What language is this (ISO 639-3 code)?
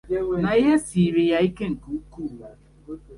ibo